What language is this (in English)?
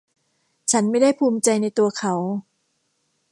Thai